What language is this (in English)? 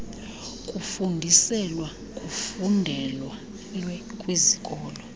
Xhosa